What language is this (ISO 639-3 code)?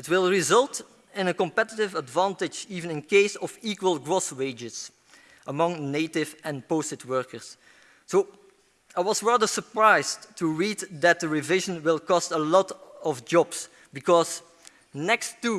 eng